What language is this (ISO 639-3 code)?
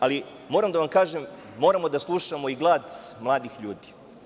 srp